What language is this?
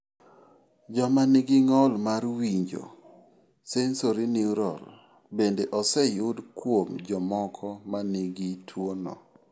Luo (Kenya and Tanzania)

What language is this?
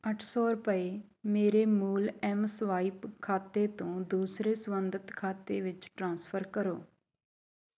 Punjabi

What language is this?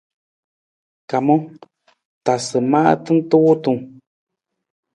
Nawdm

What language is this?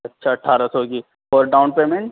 Urdu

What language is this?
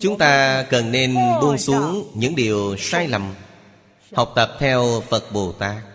Vietnamese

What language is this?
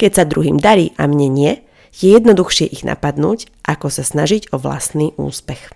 Slovak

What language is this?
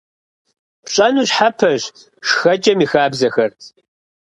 Kabardian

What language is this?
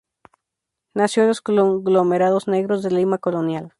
Spanish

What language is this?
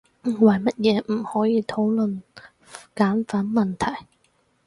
Cantonese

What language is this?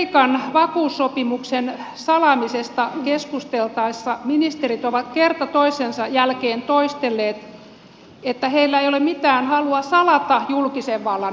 Finnish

